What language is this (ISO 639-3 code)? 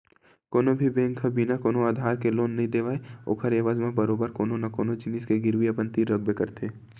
hne